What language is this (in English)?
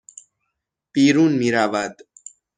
Persian